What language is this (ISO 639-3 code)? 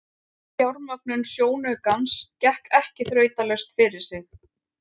isl